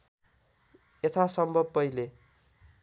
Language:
Nepali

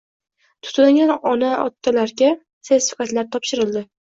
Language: Uzbek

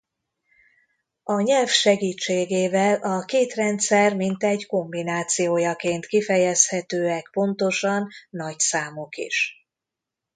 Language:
Hungarian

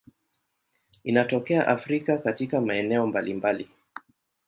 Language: Swahili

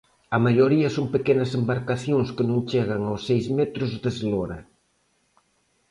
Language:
Galician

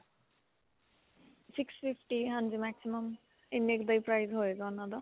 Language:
Punjabi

